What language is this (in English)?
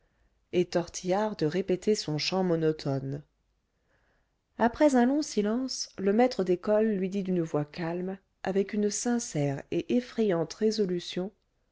French